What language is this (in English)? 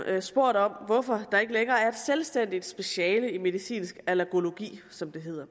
Danish